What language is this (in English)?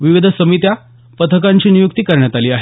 Marathi